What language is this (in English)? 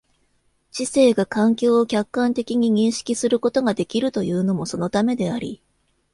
Japanese